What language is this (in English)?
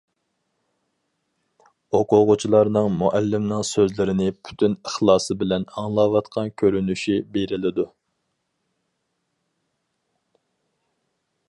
Uyghur